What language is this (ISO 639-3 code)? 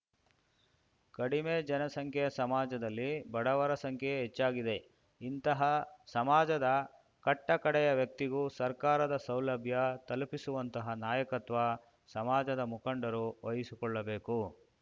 kan